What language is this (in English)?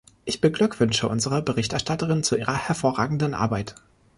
German